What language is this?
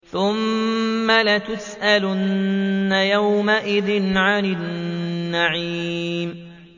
Arabic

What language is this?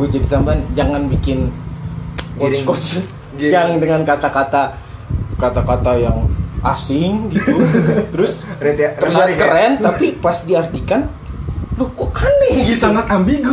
Indonesian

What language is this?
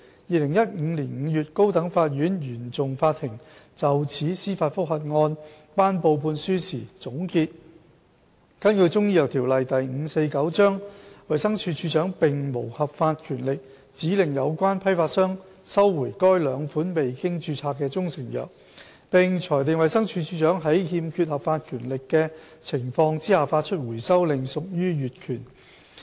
Cantonese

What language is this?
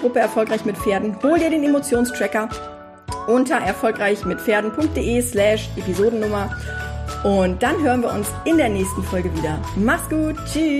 German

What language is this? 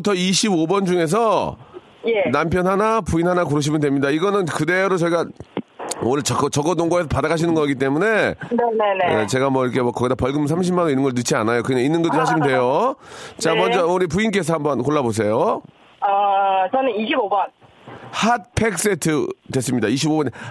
Korean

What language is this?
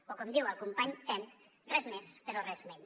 Catalan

